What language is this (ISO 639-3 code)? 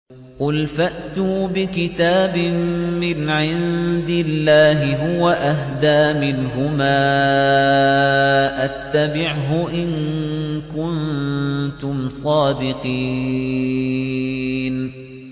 ara